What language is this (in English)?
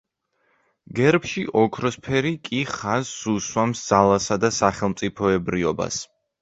Georgian